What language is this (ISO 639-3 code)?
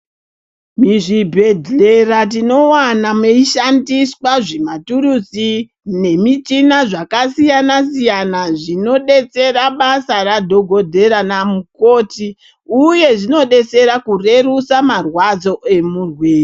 ndc